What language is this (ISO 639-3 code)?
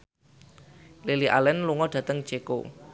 jav